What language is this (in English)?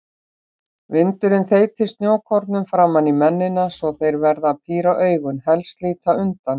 Icelandic